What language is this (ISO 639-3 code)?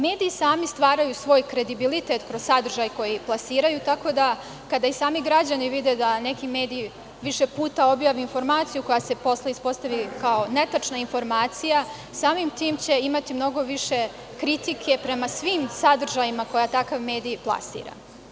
srp